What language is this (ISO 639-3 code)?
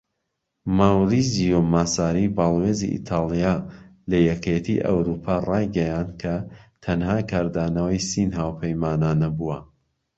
ckb